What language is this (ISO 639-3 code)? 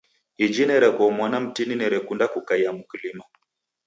dav